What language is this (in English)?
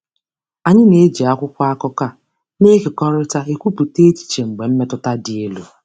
Igbo